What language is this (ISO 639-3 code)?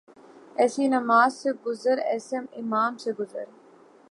urd